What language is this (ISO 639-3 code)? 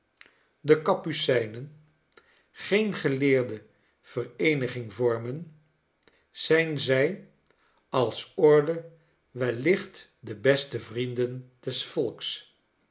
nld